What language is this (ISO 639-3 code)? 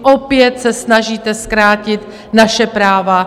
ces